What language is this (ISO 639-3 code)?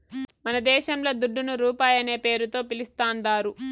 tel